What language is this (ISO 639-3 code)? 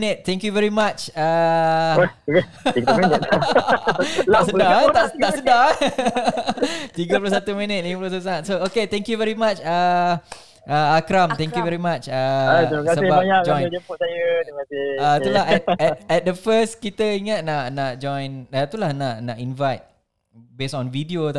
msa